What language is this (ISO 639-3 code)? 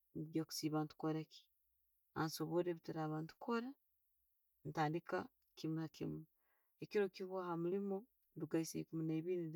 ttj